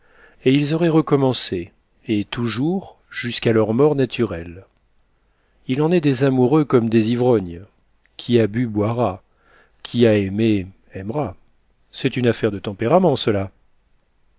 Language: French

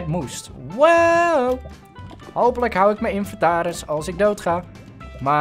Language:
Dutch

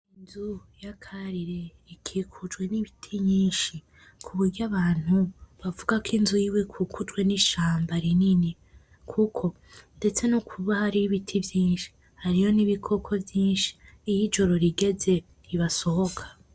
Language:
Rundi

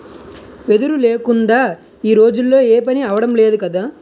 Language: Telugu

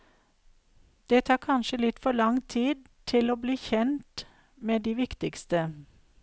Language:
Norwegian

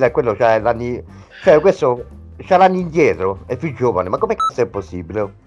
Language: Italian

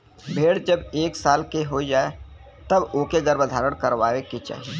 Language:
Bhojpuri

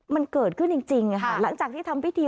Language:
Thai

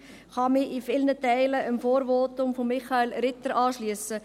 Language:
Swiss German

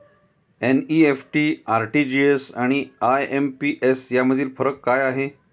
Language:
Marathi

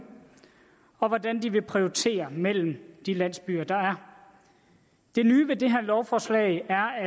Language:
Danish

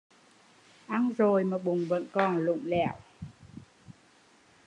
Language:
Vietnamese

